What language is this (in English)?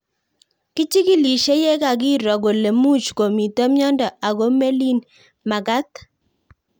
Kalenjin